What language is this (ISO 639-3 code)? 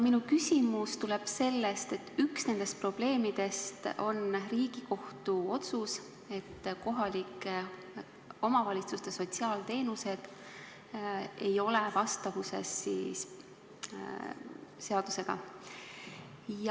est